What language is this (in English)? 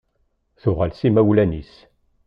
Kabyle